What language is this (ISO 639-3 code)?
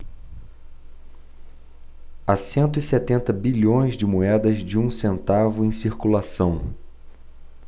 por